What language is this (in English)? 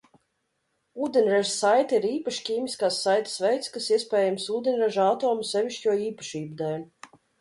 Latvian